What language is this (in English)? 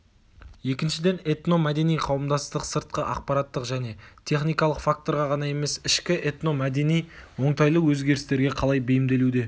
Kazakh